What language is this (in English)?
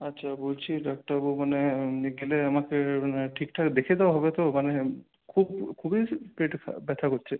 Bangla